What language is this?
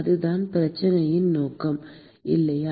Tamil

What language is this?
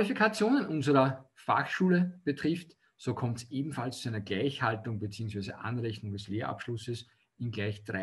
German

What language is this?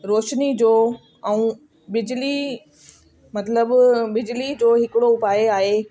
Sindhi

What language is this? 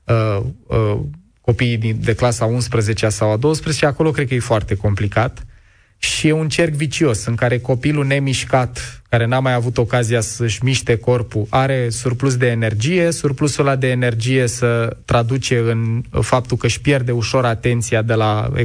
Romanian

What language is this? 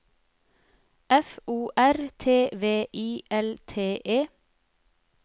Norwegian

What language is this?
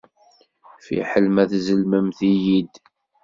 Kabyle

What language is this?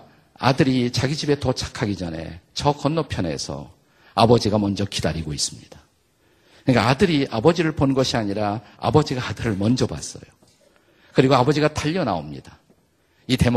Korean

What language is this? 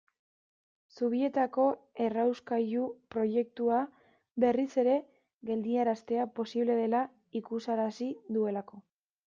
Basque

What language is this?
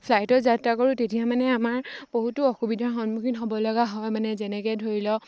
Assamese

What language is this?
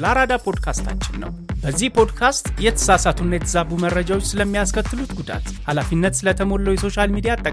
Amharic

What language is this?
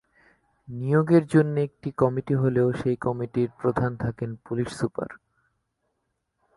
Bangla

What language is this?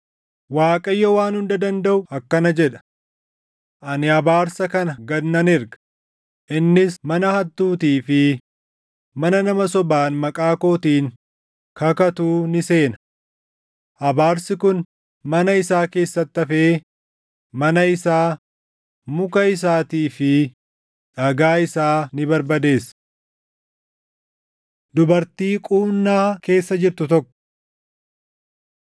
Oromo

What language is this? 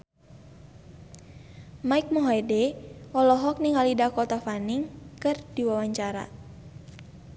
Sundanese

